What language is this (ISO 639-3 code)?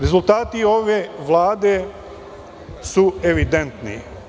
srp